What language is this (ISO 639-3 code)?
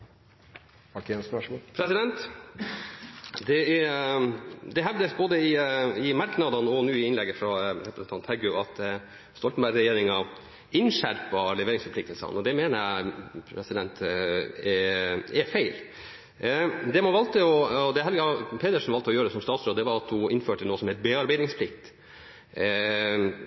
nno